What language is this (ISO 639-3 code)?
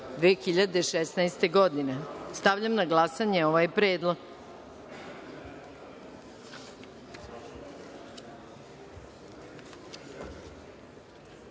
srp